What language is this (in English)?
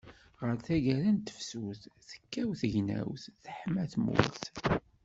Kabyle